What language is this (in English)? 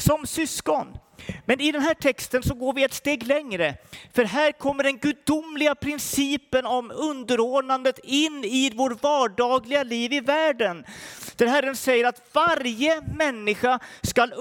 Swedish